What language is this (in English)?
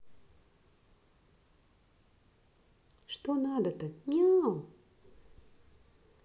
Russian